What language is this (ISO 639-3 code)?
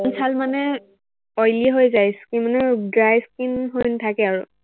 asm